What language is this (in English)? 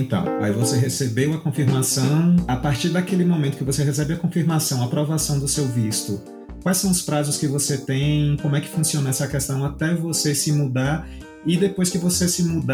Portuguese